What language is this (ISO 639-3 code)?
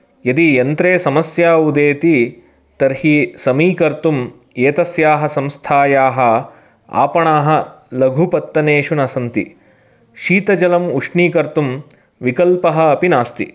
san